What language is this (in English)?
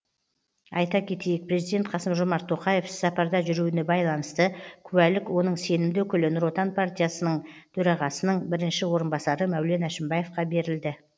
Kazakh